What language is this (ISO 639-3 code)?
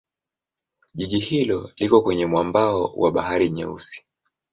swa